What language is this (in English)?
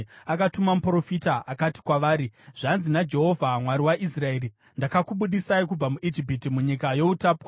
Shona